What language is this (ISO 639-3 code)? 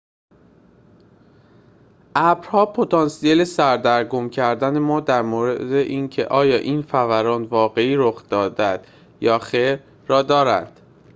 fas